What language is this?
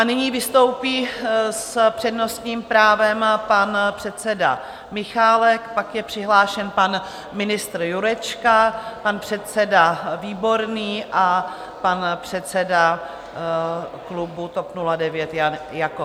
Czech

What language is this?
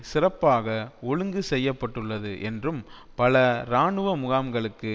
Tamil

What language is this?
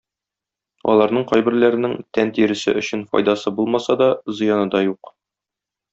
Tatar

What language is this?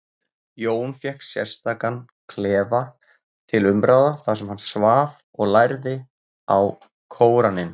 Icelandic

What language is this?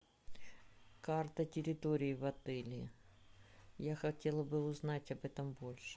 Russian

